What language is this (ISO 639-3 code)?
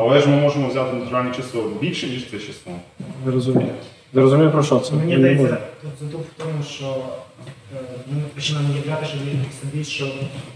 ukr